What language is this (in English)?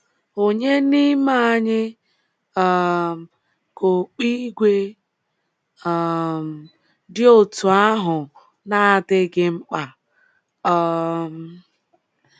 Igbo